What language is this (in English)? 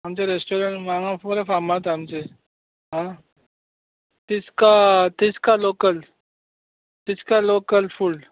Konkani